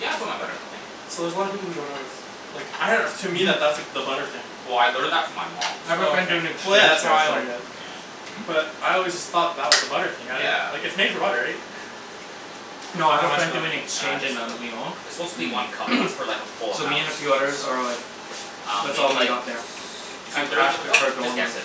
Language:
English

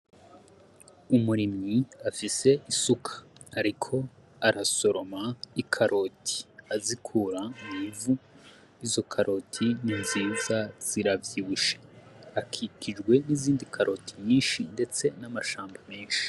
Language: Rundi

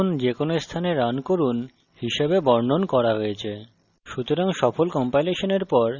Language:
Bangla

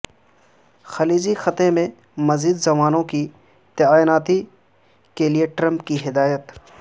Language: Urdu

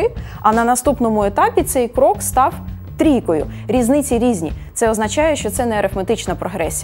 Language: Ukrainian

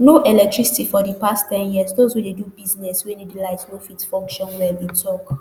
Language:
Nigerian Pidgin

